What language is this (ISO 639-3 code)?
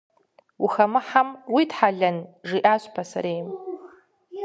kbd